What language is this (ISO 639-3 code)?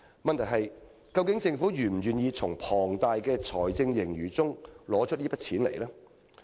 yue